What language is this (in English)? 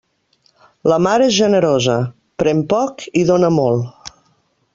Catalan